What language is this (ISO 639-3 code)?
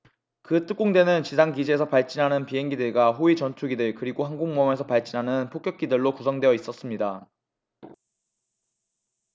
kor